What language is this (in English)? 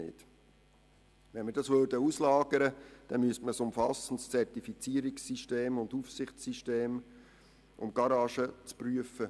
Swiss German